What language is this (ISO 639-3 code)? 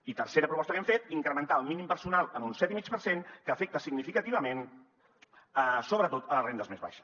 cat